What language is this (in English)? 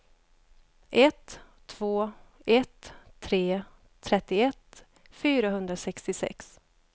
Swedish